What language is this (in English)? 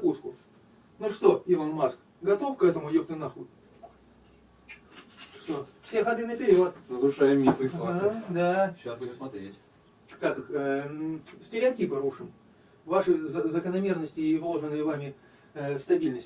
Russian